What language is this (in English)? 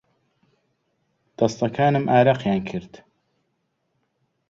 Central Kurdish